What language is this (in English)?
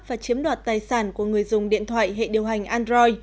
Vietnamese